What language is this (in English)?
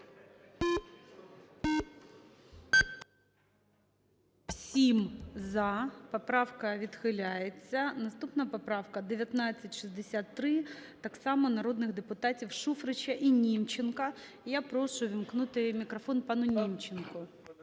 Ukrainian